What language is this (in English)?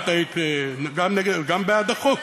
Hebrew